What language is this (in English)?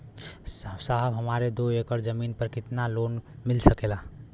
Bhojpuri